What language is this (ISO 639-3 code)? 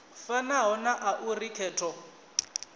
ven